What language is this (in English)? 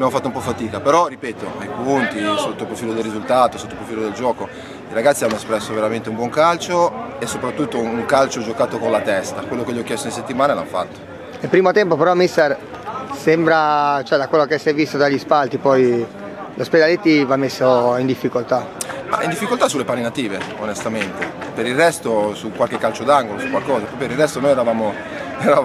Italian